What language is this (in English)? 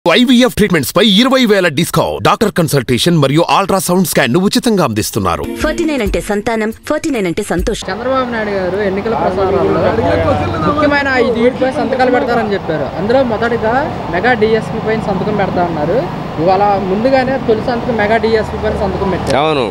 Telugu